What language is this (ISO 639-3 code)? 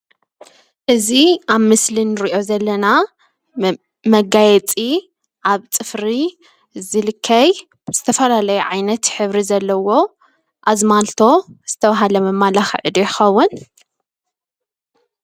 tir